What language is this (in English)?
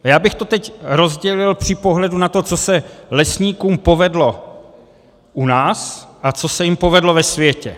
Czech